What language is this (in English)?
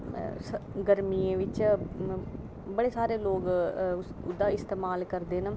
Dogri